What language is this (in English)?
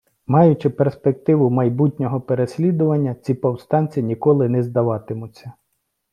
Ukrainian